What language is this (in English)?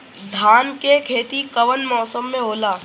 Bhojpuri